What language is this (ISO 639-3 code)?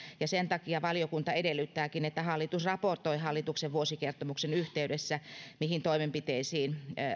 fin